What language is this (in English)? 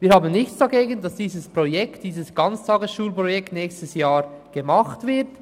Swiss German